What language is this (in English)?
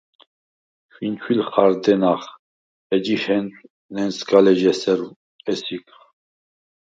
Svan